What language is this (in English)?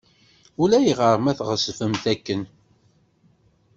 Kabyle